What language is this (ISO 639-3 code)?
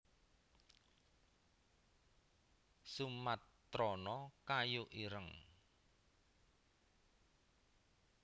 jav